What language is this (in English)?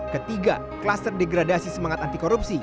Indonesian